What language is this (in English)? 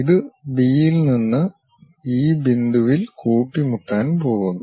Malayalam